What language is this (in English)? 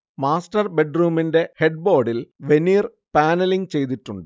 Malayalam